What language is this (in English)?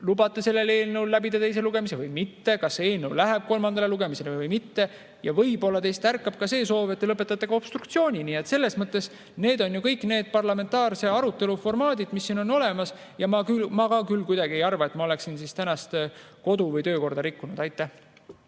Estonian